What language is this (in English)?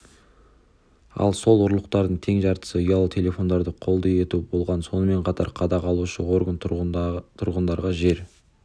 Kazakh